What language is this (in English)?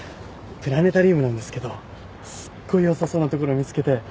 Japanese